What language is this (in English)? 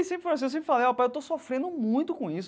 Portuguese